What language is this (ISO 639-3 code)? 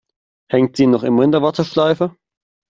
deu